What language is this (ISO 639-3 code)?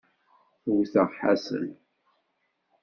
kab